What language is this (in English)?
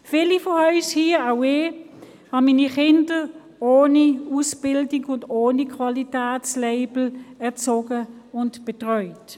Swiss German